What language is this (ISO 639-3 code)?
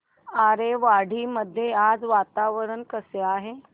mar